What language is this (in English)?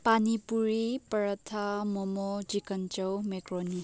Manipuri